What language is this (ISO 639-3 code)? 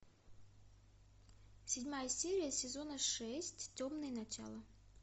rus